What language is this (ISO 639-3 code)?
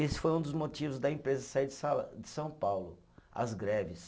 por